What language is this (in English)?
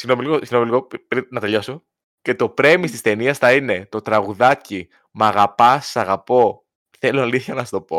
Greek